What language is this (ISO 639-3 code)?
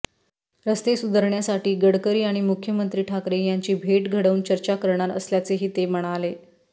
mar